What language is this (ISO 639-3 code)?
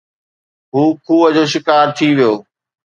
snd